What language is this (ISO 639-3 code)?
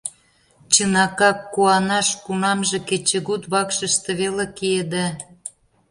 chm